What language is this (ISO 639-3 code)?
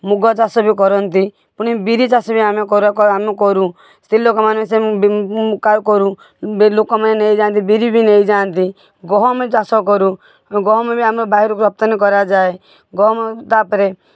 ori